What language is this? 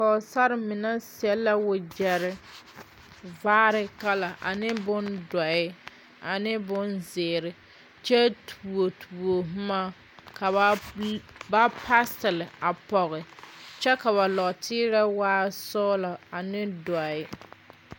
Southern Dagaare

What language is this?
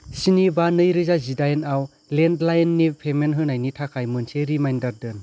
Bodo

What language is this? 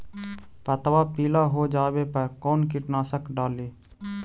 Magahi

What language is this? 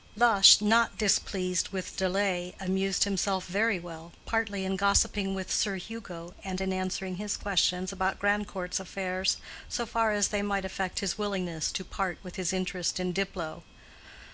English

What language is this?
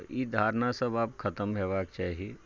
Maithili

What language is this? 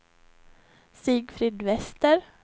Swedish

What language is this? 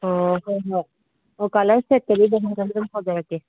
Manipuri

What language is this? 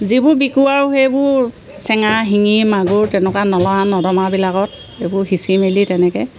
Assamese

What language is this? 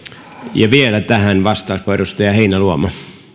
Finnish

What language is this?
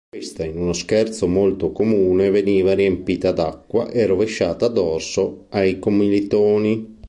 Italian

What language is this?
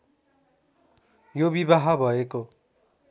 Nepali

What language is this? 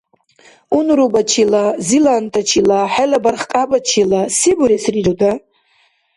Dargwa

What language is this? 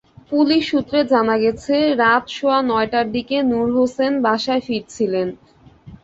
Bangla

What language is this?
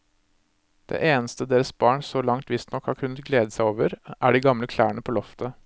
Norwegian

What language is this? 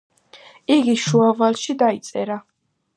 Georgian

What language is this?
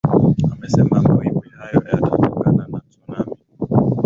Swahili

